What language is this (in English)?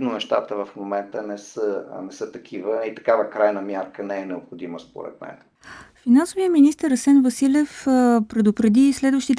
Bulgarian